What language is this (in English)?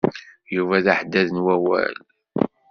Kabyle